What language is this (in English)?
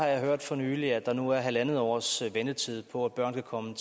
Danish